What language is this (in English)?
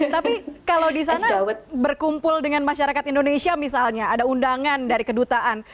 Indonesian